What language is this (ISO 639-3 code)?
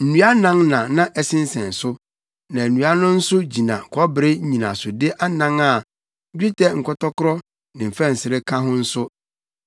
aka